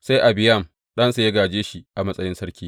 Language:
Hausa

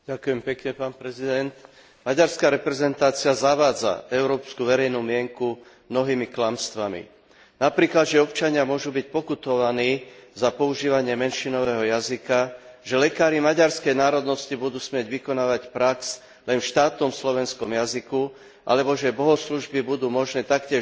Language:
Slovak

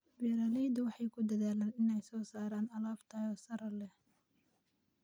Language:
Somali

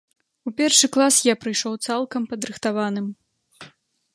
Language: Belarusian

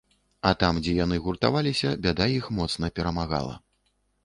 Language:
Belarusian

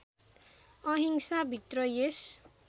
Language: Nepali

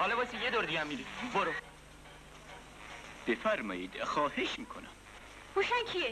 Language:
Persian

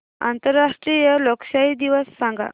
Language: Marathi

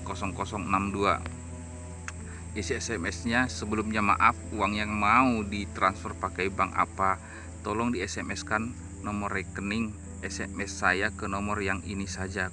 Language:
Indonesian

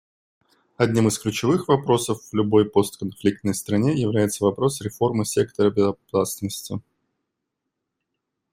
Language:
Russian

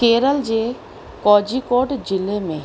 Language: Sindhi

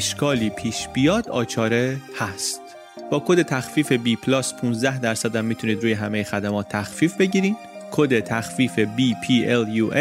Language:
Persian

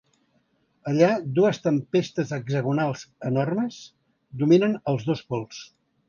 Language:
Catalan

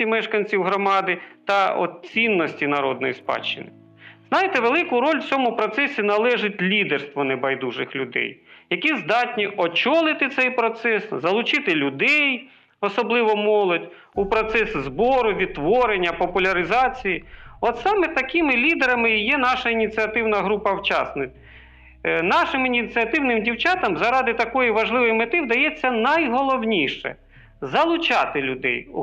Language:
Ukrainian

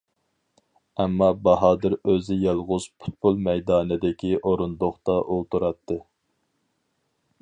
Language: Uyghur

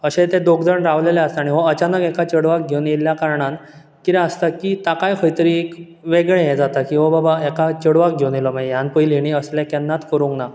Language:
Konkani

